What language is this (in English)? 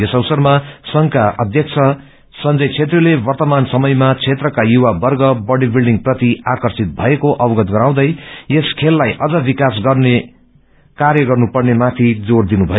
Nepali